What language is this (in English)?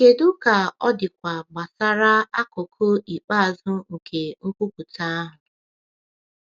Igbo